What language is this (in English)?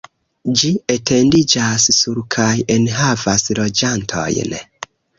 Esperanto